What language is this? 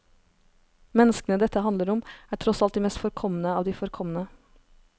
Norwegian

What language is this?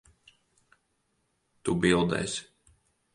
Latvian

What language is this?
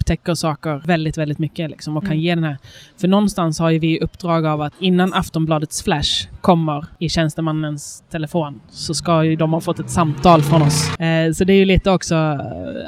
Swedish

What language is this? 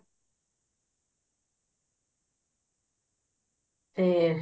Punjabi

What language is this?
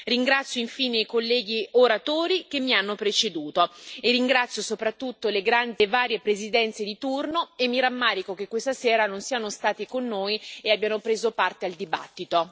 Italian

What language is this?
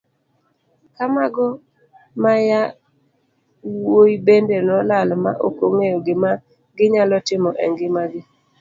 Luo (Kenya and Tanzania)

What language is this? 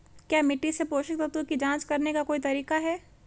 Hindi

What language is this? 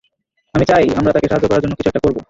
Bangla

